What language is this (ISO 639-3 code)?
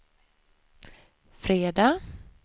swe